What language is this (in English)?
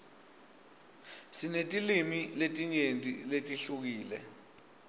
Swati